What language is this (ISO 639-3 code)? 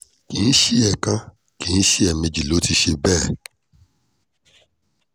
yor